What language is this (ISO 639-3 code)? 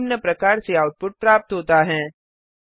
hin